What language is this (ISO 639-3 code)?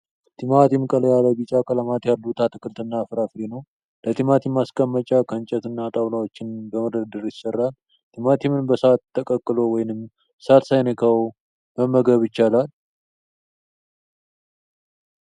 amh